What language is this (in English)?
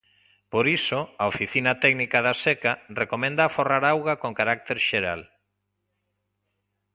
Galician